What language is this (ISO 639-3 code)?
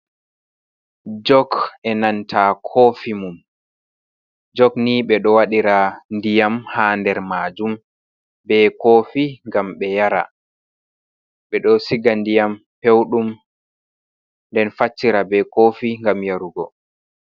ful